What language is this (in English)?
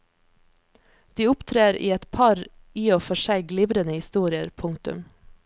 Norwegian